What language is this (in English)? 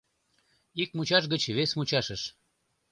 Mari